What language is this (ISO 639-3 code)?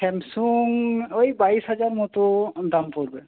ben